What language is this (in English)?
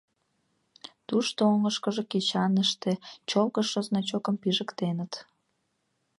Mari